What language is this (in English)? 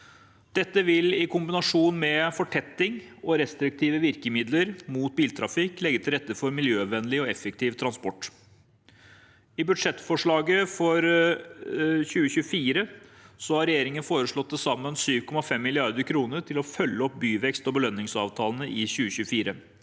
Norwegian